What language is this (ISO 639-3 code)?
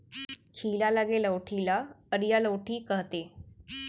hne